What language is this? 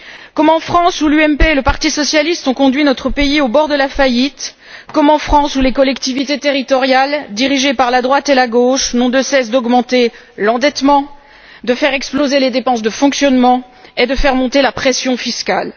French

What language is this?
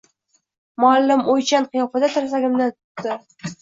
Uzbek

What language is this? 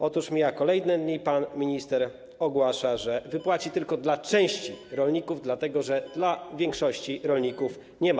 Polish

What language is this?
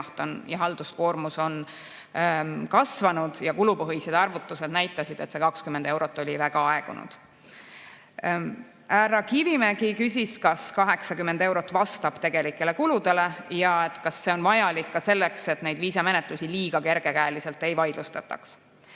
Estonian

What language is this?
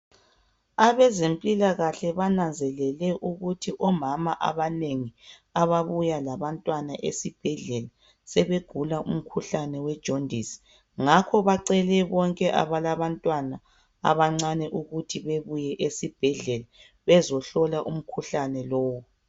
North Ndebele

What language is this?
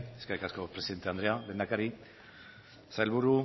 Basque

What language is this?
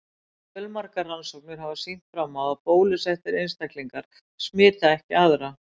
Icelandic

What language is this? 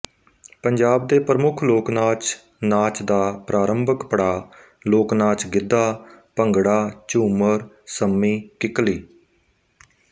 Punjabi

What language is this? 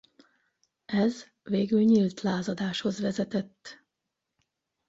Hungarian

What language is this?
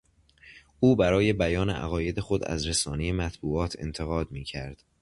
Persian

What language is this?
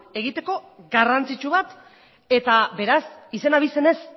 Basque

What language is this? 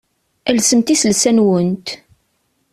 Kabyle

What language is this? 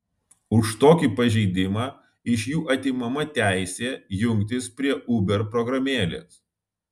Lithuanian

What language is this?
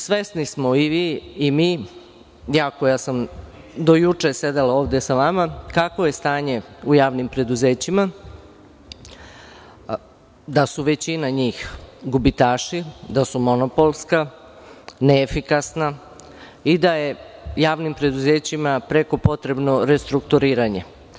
Serbian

